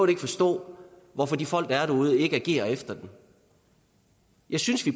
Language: Danish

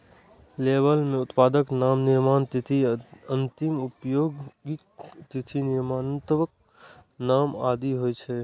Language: Maithili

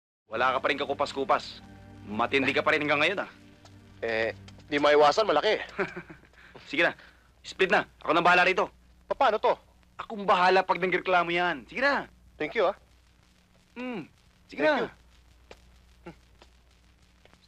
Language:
Filipino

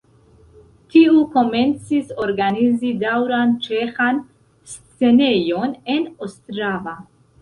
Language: Esperanto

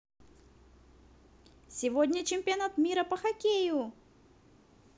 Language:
Russian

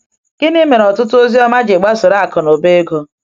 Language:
Igbo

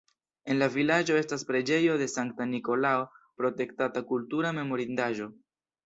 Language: Esperanto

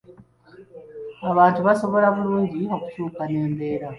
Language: Ganda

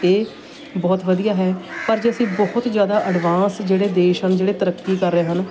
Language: Punjabi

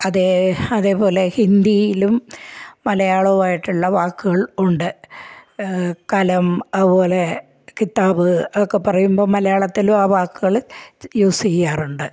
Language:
Malayalam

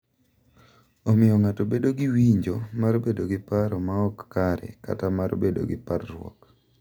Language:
Luo (Kenya and Tanzania)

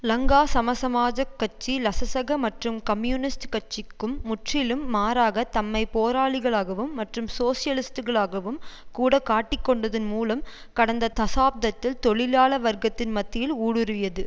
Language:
Tamil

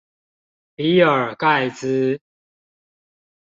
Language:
Chinese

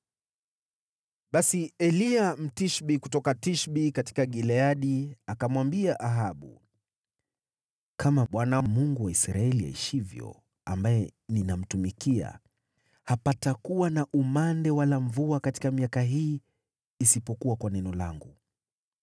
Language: Swahili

